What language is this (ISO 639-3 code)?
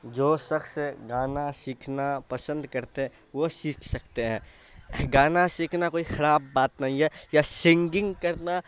urd